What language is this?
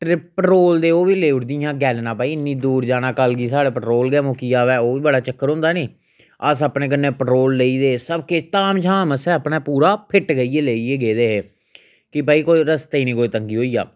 Dogri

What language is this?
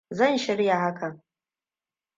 Hausa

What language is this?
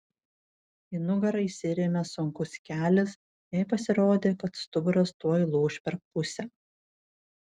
Lithuanian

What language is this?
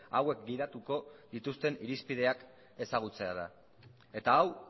Basque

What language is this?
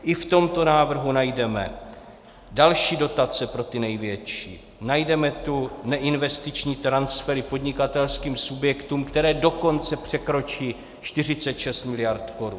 Czech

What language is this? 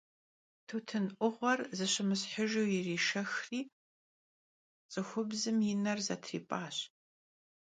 Kabardian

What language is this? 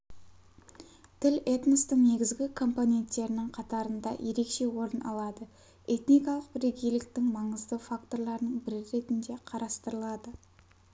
Kazakh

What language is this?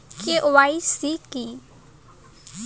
Bangla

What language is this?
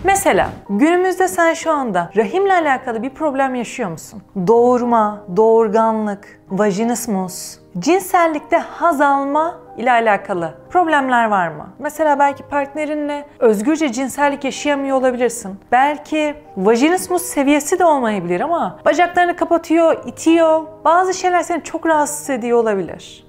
Turkish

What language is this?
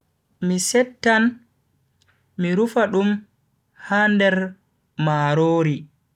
Bagirmi Fulfulde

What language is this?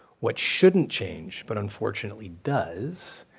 English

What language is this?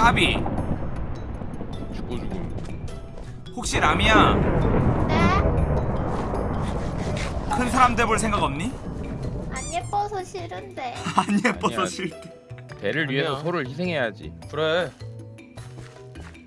Korean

